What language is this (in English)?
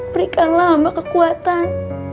Indonesian